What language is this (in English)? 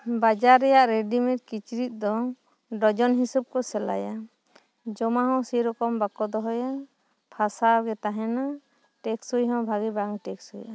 Santali